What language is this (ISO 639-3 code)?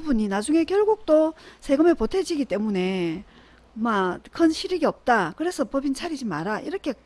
kor